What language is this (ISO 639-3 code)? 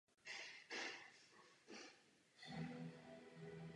ces